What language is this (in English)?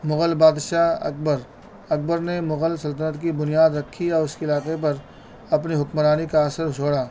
Urdu